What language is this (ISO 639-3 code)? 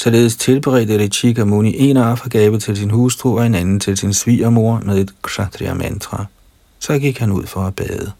dan